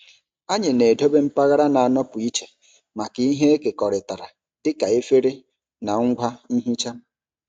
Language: Igbo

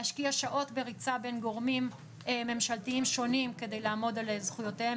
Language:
Hebrew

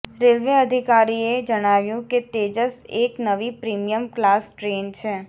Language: Gujarati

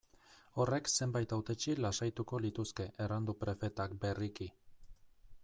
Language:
Basque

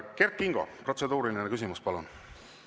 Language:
Estonian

